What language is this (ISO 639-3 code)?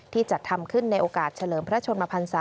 tha